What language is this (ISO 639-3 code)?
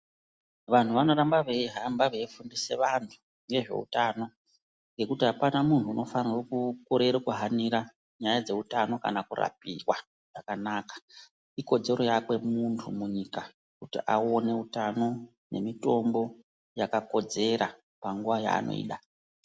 ndc